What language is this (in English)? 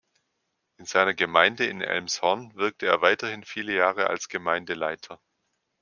German